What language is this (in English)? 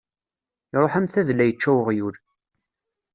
Kabyle